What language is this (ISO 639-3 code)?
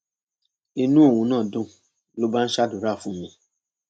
yor